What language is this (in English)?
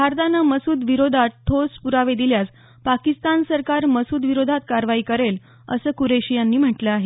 Marathi